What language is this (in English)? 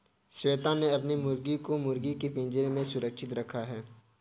Hindi